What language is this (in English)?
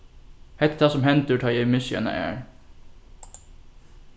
Faroese